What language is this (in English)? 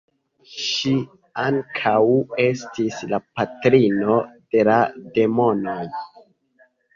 Esperanto